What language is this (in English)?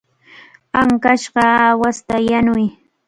Cajatambo North Lima Quechua